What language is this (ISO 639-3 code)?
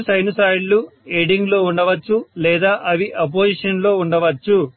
tel